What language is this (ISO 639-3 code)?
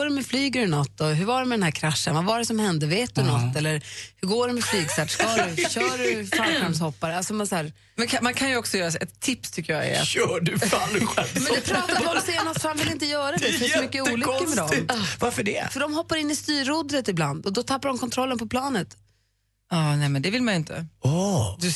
swe